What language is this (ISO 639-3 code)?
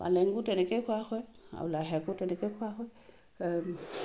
asm